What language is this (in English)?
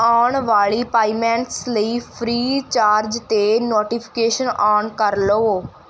Punjabi